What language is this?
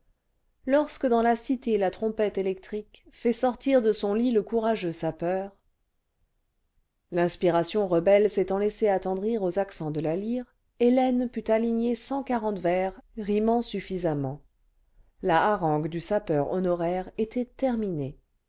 French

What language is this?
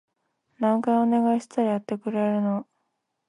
Japanese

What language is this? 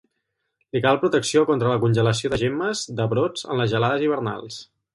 Catalan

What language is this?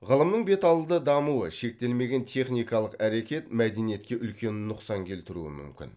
Kazakh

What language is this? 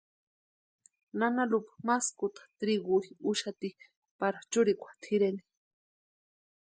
Western Highland Purepecha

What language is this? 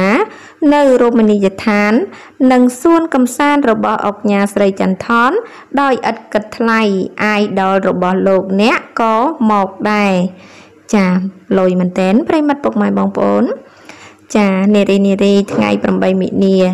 Thai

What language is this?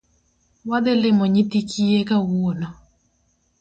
Luo (Kenya and Tanzania)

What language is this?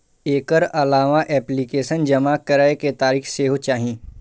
Maithili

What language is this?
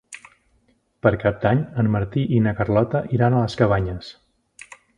Catalan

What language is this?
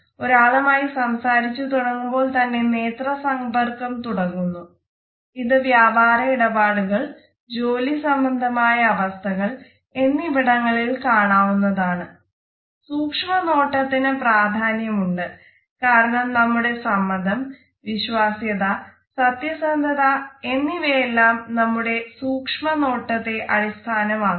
Malayalam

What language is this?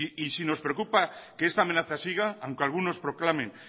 Spanish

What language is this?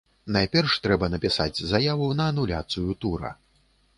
Belarusian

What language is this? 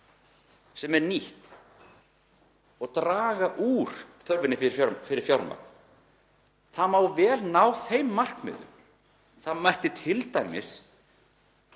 Icelandic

